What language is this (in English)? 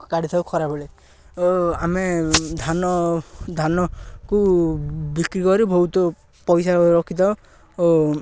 Odia